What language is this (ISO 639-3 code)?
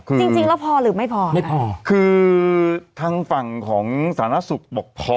tha